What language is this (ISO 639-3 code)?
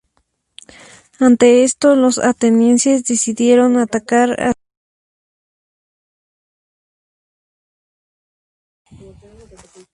spa